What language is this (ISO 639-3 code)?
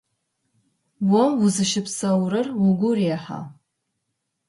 ady